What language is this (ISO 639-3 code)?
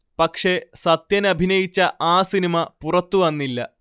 mal